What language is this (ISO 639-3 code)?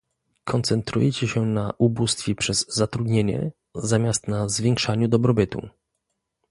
pol